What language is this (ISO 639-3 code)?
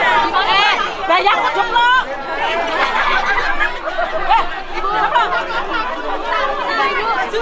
ind